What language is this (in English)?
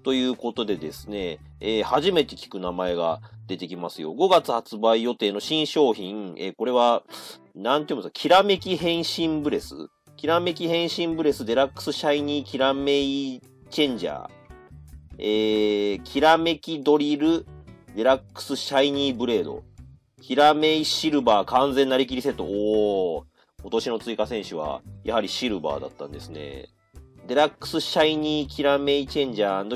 Japanese